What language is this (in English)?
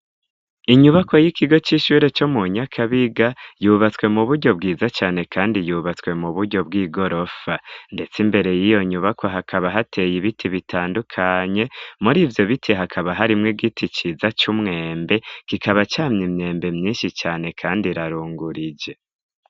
Rundi